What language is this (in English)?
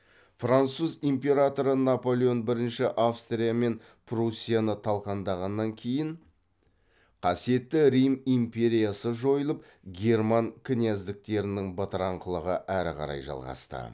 Kazakh